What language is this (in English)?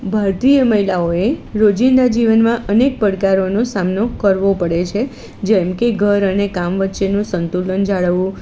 Gujarati